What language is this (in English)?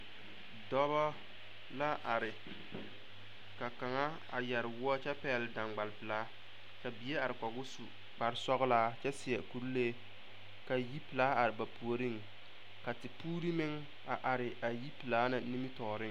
Southern Dagaare